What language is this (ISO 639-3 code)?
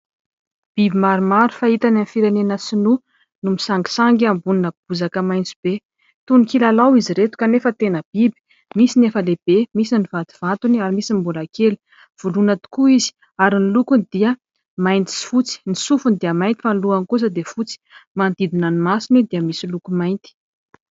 mlg